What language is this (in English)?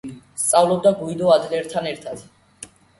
Georgian